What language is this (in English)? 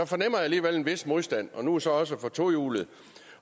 Danish